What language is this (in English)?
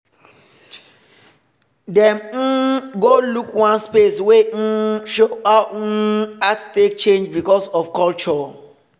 Nigerian Pidgin